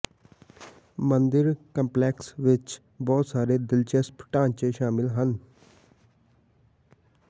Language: Punjabi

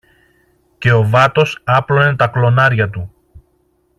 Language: Greek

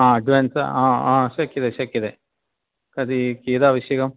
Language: Sanskrit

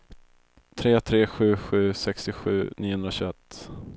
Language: Swedish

